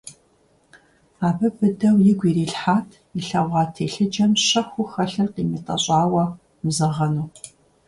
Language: Kabardian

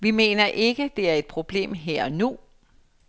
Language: Danish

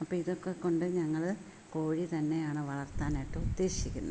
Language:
Malayalam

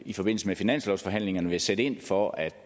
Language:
Danish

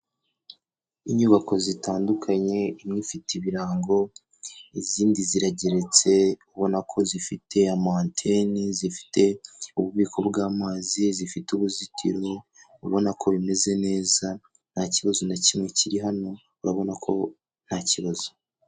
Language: Kinyarwanda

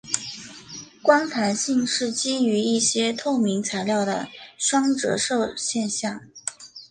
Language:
Chinese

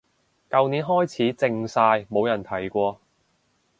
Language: Cantonese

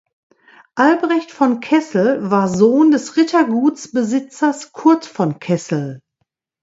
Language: German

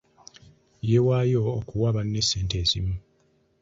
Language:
Ganda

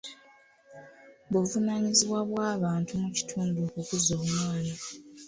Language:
Ganda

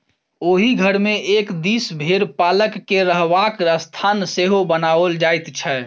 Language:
Maithili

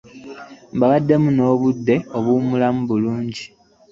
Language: Ganda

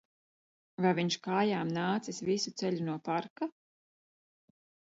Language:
Latvian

